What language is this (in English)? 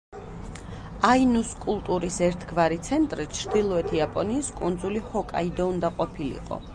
Georgian